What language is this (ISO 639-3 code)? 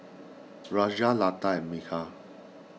eng